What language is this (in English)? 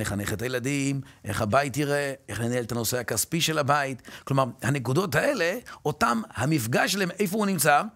Hebrew